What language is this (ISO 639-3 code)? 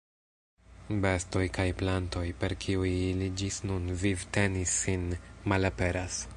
epo